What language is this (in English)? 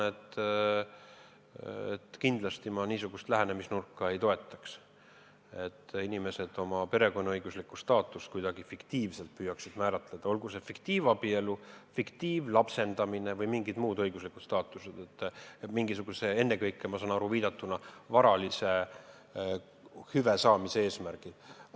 Estonian